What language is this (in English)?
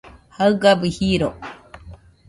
Nüpode Huitoto